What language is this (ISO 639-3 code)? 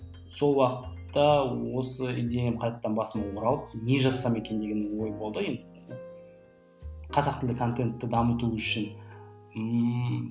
kaz